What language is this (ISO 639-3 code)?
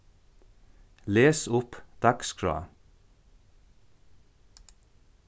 fao